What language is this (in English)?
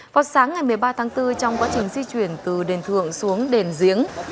Vietnamese